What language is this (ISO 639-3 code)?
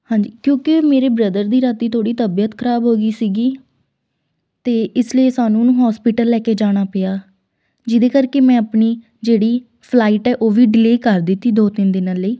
pan